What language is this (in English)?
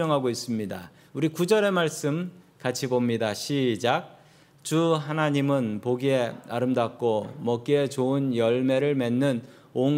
Korean